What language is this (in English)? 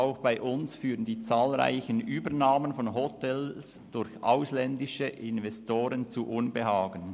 Swiss German